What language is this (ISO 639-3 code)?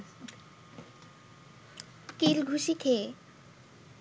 ben